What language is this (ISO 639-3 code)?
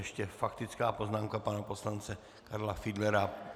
ces